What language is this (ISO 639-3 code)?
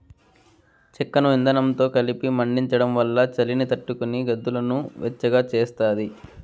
tel